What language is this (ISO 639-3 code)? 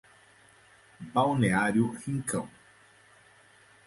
por